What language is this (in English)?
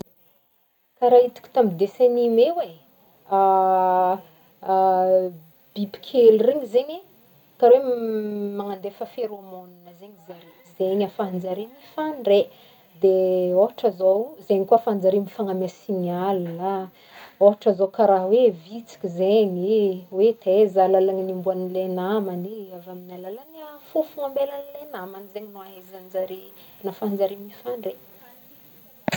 Northern Betsimisaraka Malagasy